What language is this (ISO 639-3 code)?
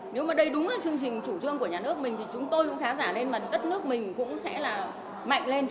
vie